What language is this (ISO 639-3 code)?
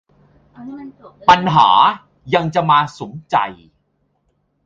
tha